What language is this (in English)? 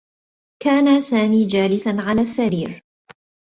Arabic